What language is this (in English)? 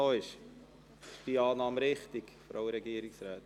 Swiss German